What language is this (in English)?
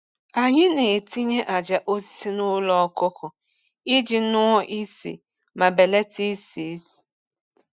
Igbo